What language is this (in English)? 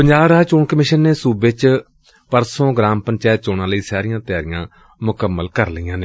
Punjabi